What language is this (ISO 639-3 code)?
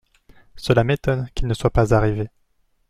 fra